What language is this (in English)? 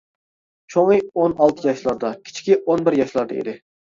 Uyghur